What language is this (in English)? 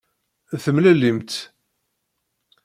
Kabyle